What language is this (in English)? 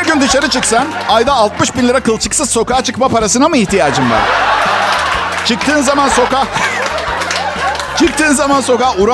Turkish